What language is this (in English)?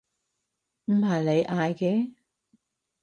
Cantonese